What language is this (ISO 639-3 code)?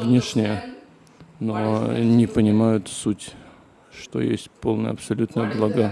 rus